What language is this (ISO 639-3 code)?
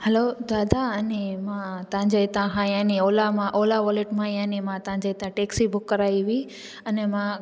snd